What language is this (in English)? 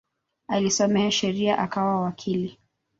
Swahili